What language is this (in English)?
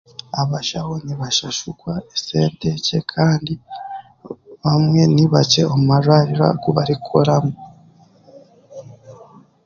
Chiga